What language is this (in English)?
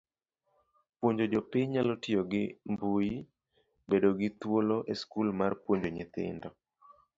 Luo (Kenya and Tanzania)